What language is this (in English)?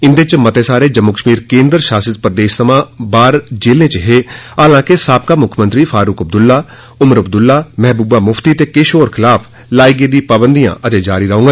Dogri